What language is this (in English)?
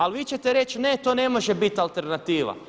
Croatian